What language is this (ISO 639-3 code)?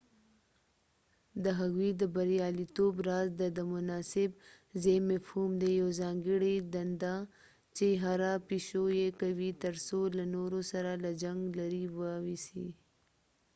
pus